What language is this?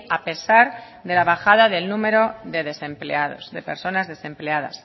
Spanish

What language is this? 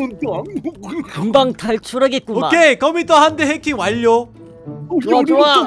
Korean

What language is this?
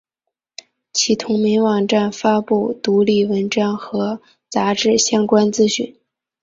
Chinese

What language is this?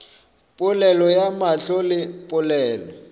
Northern Sotho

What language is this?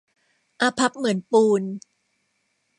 Thai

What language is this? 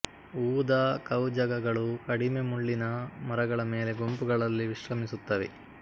Kannada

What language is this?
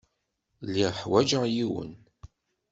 Kabyle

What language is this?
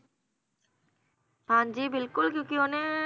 Punjabi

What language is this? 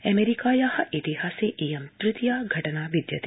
Sanskrit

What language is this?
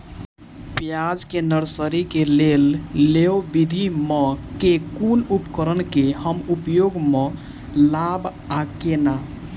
Maithili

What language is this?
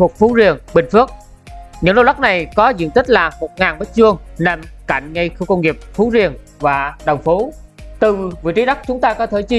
Vietnamese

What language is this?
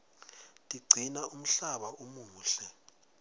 Swati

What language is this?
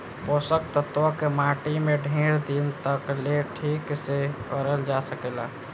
Bhojpuri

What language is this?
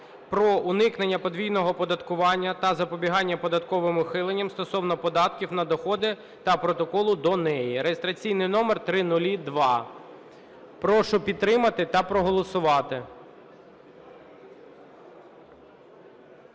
Ukrainian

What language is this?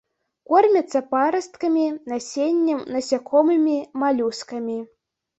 Belarusian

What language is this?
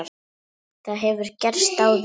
Icelandic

